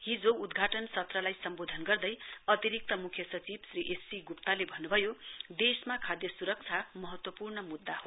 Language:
Nepali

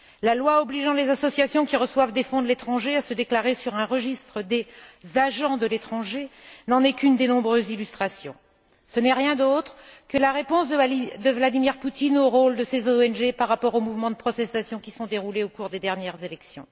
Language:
French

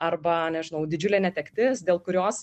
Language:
Lithuanian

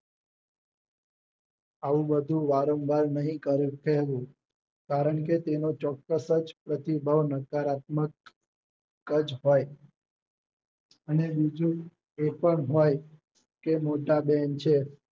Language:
Gujarati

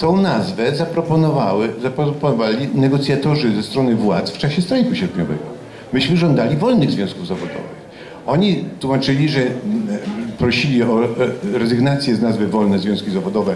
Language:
Polish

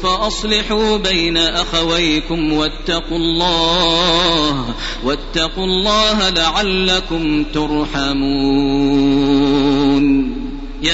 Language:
Arabic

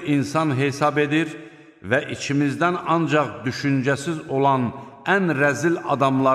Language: Turkish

